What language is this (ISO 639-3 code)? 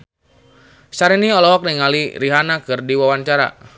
sun